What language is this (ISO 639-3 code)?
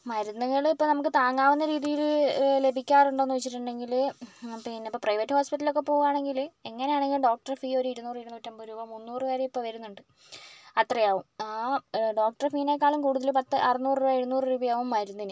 mal